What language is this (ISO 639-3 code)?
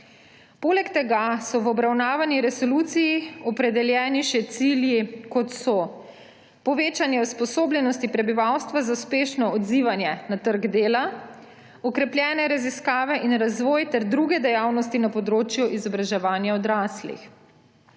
slv